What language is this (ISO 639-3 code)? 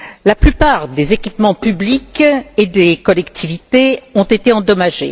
fra